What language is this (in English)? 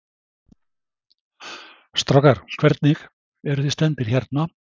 Icelandic